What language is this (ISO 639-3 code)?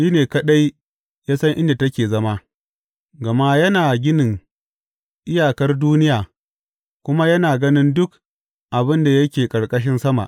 hau